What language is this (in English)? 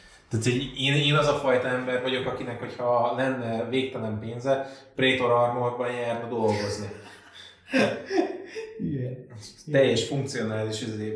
Hungarian